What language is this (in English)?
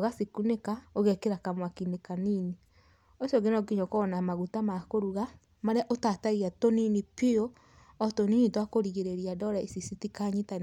Kikuyu